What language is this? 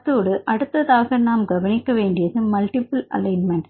Tamil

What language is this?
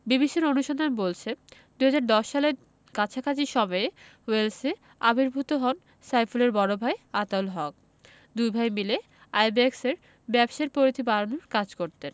Bangla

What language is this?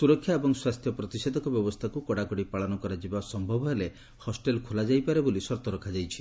Odia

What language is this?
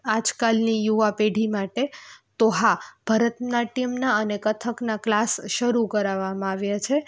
Gujarati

